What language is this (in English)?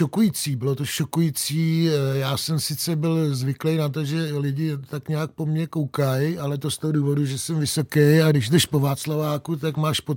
Czech